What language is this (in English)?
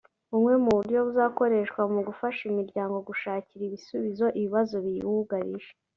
Kinyarwanda